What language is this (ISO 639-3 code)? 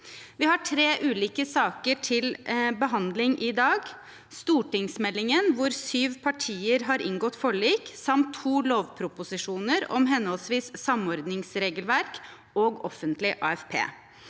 nor